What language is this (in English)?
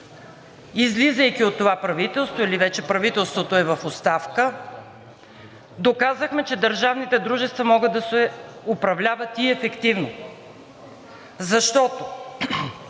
Bulgarian